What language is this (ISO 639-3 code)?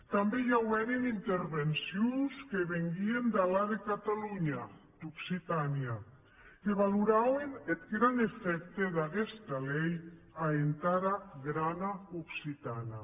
cat